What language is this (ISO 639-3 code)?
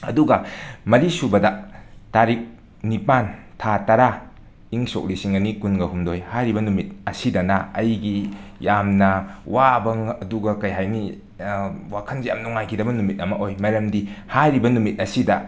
mni